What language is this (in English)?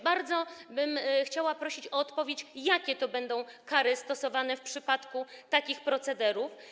Polish